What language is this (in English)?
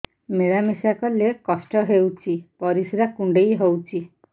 Odia